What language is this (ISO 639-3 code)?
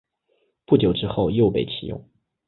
zho